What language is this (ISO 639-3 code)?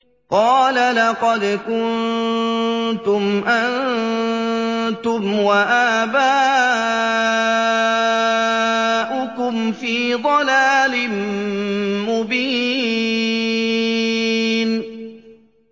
ara